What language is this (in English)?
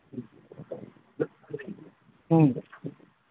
Manipuri